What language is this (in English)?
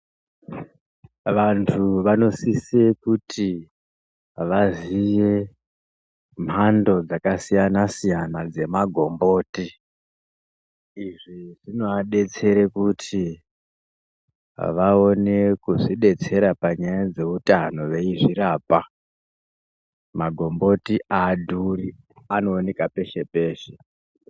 Ndau